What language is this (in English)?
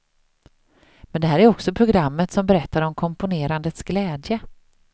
Swedish